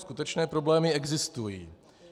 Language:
Czech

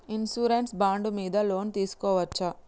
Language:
Telugu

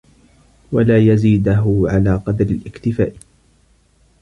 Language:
Arabic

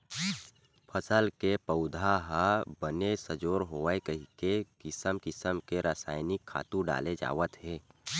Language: Chhattisgarhi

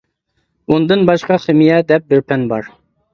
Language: Uyghur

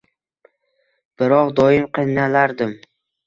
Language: Uzbek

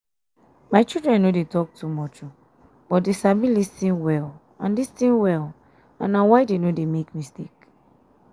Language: Nigerian Pidgin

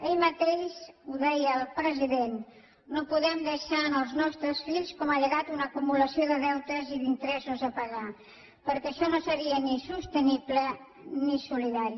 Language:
Catalan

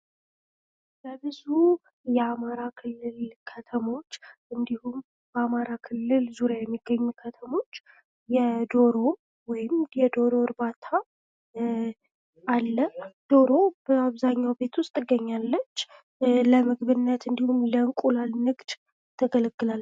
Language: Amharic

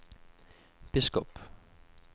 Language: Norwegian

